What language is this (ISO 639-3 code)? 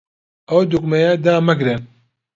ckb